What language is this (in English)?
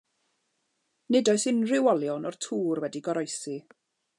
Welsh